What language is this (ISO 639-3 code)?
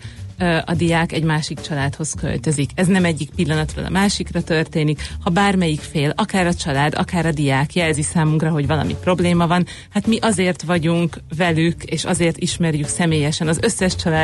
hun